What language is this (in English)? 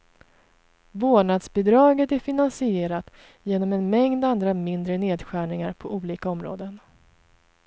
Swedish